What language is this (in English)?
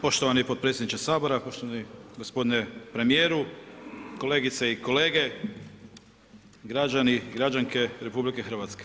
Croatian